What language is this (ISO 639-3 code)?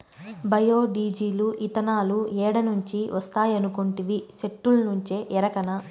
tel